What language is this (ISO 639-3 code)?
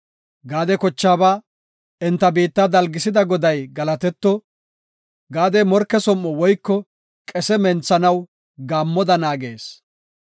gof